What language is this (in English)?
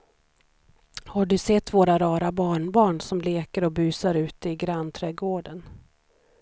Swedish